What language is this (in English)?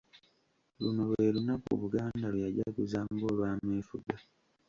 Ganda